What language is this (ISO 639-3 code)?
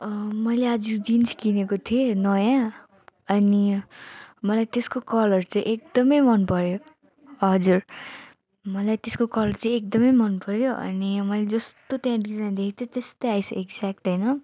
nep